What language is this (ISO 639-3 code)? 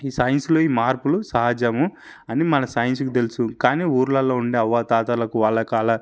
tel